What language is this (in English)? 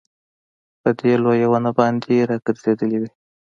Pashto